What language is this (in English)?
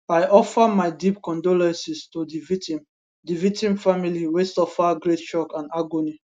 Nigerian Pidgin